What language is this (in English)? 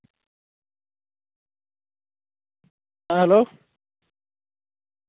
Santali